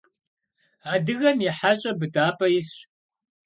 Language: Kabardian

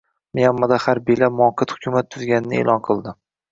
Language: Uzbek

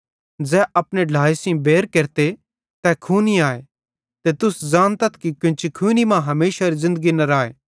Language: Bhadrawahi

